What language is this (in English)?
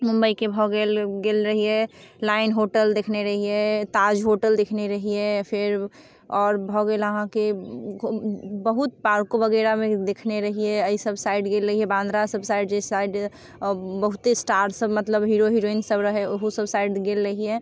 Maithili